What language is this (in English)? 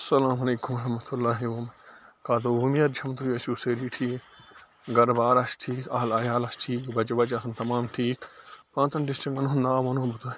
Kashmiri